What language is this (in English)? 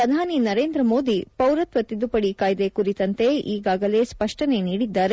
Kannada